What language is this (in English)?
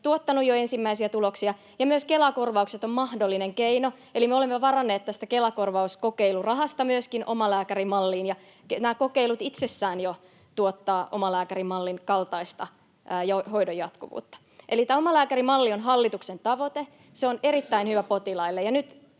Finnish